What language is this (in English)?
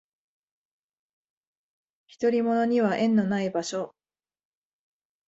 Japanese